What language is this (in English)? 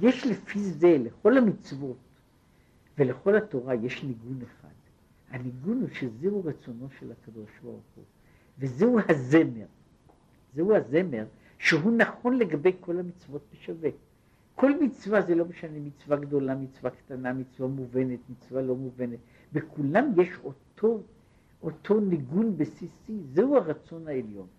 Hebrew